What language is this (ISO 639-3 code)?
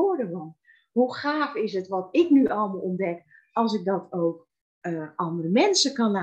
nld